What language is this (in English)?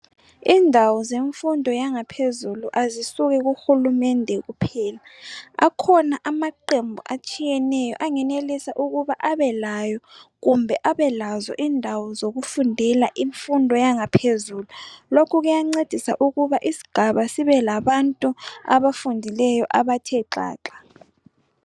North Ndebele